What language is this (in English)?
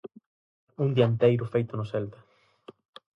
Galician